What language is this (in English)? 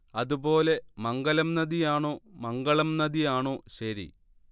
Malayalam